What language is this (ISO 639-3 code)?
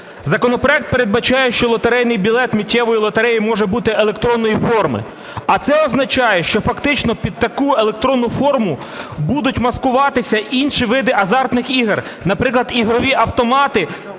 ukr